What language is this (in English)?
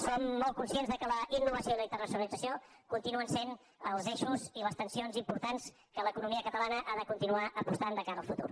Catalan